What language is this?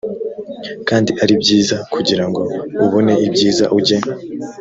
Kinyarwanda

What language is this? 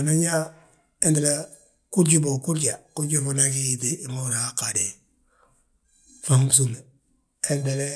Balanta-Ganja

